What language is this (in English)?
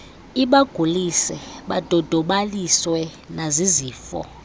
Xhosa